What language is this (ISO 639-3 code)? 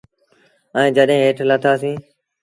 sbn